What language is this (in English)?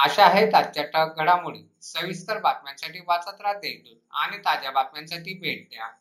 Marathi